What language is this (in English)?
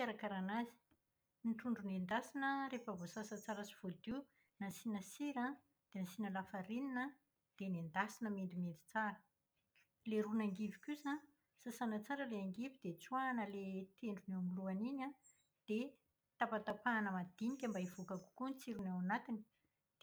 Malagasy